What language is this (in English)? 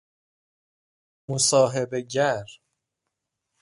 Persian